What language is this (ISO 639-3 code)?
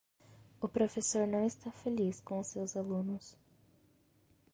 por